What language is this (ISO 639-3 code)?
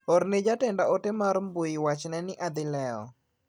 luo